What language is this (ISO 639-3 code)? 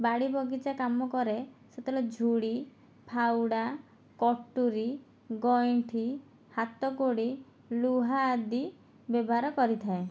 ori